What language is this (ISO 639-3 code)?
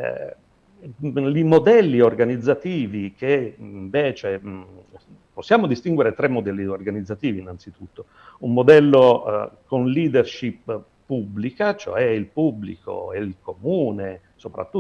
ita